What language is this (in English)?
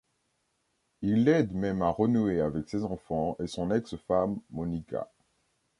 French